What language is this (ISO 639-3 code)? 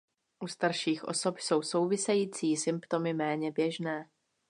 ces